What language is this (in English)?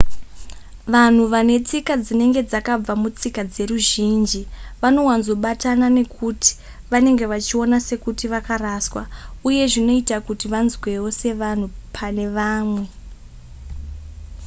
Shona